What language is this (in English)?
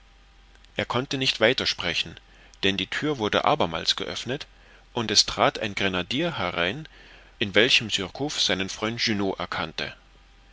German